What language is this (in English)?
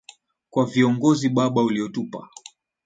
Swahili